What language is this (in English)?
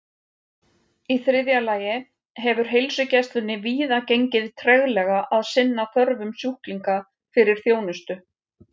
Icelandic